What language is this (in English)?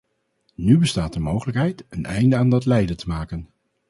Dutch